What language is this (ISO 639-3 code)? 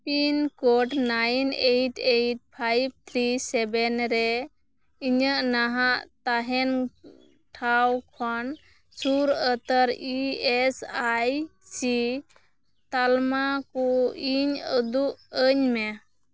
sat